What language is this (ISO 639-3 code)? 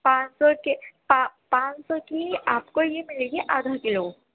urd